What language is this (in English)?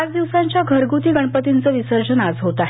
Marathi